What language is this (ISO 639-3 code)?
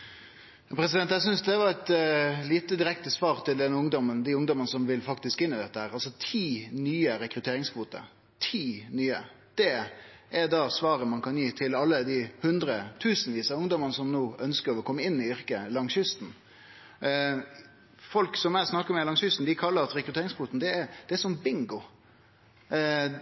nno